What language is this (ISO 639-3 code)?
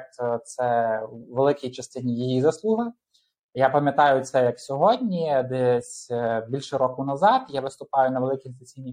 ukr